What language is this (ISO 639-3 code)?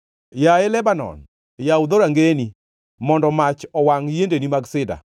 luo